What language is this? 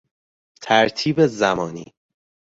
Persian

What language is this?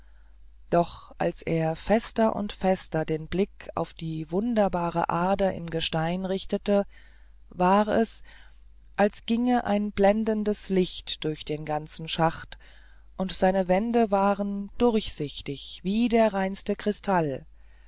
German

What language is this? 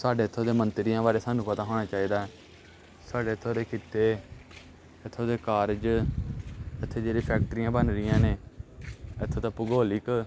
Punjabi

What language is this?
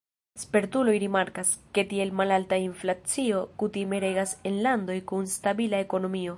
Esperanto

